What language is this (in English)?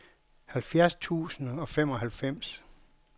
Danish